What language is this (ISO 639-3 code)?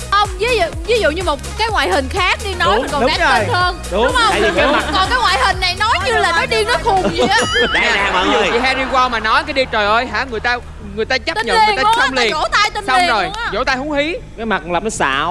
vie